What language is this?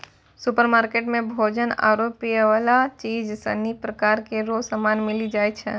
Maithili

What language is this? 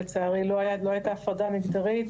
Hebrew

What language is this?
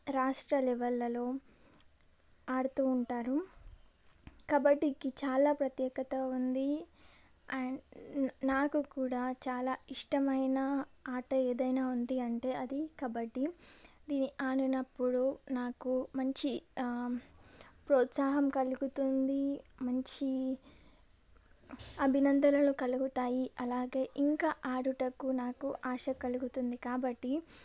Telugu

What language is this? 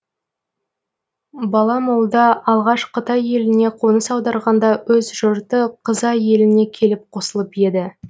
Kazakh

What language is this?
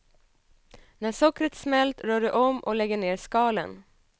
Swedish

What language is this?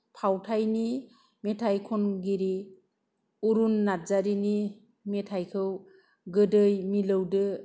Bodo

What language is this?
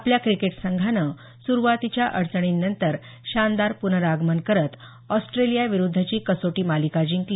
Marathi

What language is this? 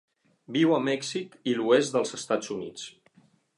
Catalan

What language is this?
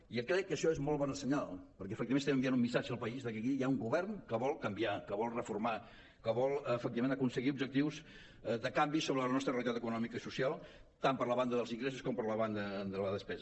Catalan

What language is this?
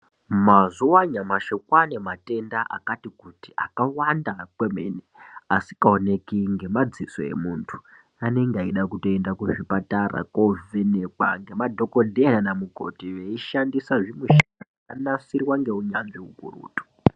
Ndau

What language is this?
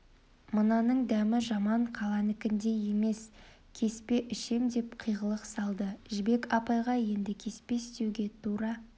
Kazakh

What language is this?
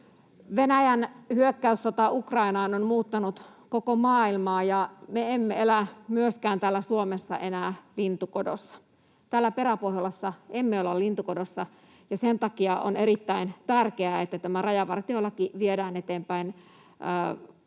Finnish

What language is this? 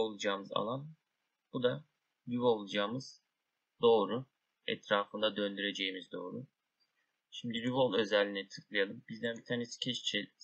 Turkish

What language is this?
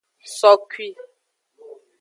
Aja (Benin)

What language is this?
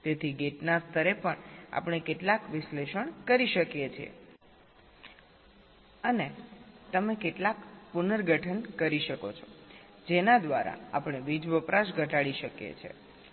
Gujarati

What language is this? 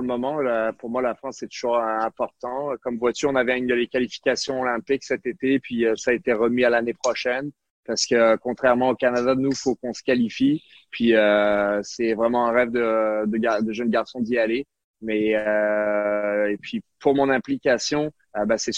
French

